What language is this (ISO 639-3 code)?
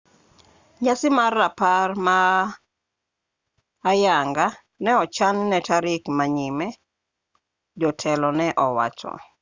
luo